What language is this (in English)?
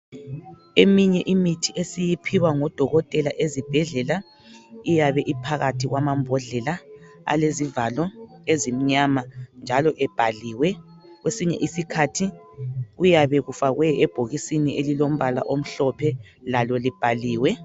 North Ndebele